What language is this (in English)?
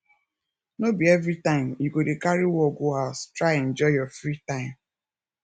Nigerian Pidgin